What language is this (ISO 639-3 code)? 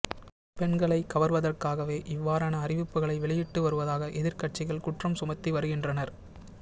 tam